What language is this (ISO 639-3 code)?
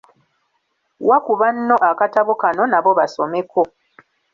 lug